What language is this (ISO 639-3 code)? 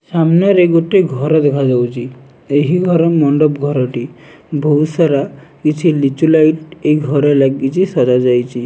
ori